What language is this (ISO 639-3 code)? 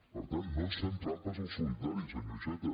cat